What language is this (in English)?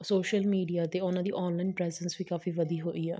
Punjabi